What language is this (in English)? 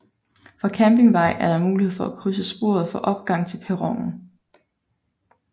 Danish